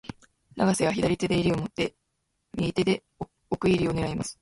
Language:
Japanese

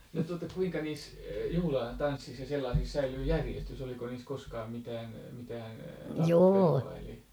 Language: Finnish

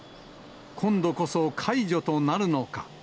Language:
Japanese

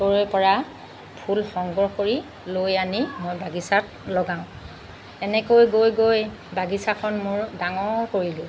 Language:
Assamese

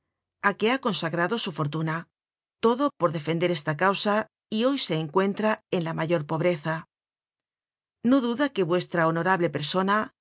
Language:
Spanish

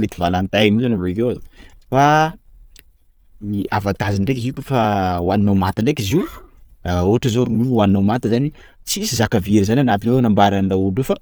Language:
Sakalava Malagasy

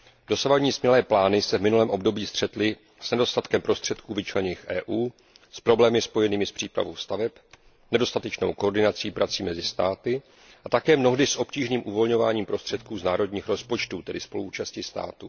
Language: Czech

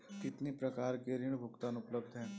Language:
Hindi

